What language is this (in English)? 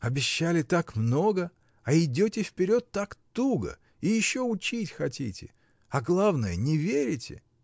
Russian